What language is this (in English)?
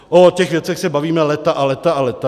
Czech